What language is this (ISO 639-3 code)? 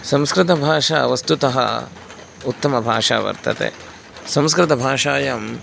san